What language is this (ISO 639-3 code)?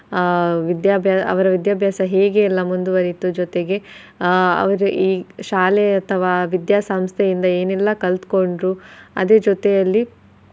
kan